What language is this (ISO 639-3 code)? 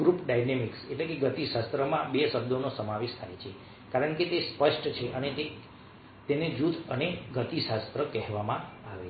guj